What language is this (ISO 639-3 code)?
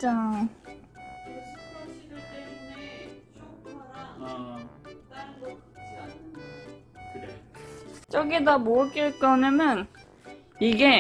kor